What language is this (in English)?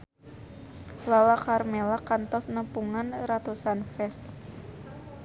Sundanese